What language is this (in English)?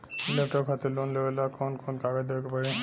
Bhojpuri